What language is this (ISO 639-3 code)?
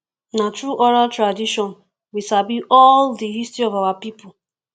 pcm